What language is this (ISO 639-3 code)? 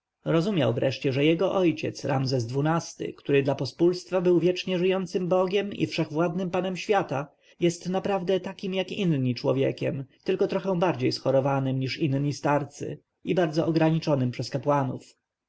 pol